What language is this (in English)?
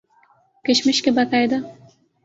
Urdu